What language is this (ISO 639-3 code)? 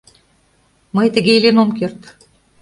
chm